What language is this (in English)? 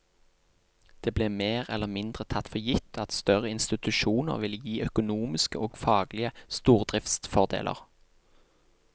Norwegian